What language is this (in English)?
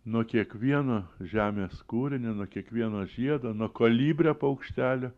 Lithuanian